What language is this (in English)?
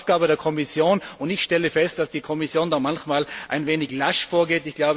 German